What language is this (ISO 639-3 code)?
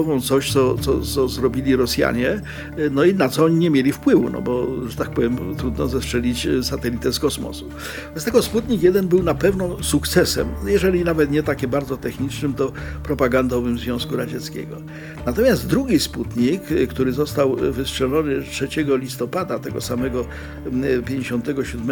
pol